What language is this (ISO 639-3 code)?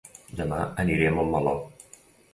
cat